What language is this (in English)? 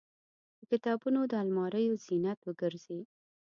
Pashto